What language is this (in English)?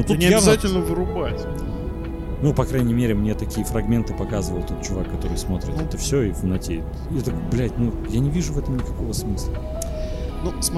Russian